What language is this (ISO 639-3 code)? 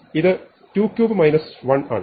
mal